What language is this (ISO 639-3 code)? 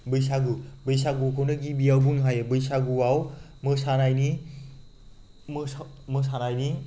brx